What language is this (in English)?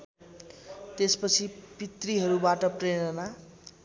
Nepali